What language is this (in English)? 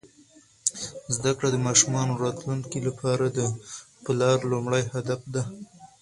Pashto